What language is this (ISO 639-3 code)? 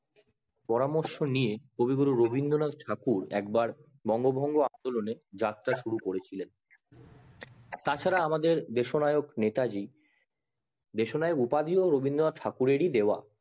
ben